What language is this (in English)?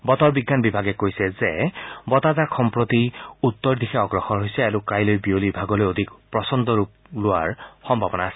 Assamese